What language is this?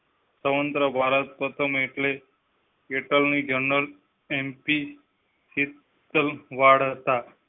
Gujarati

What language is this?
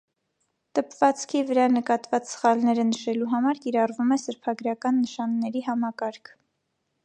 Armenian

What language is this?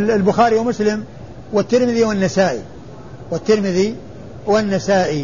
Arabic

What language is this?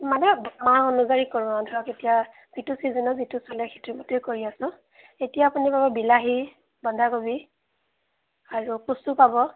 Assamese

